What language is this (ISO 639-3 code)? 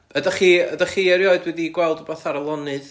cym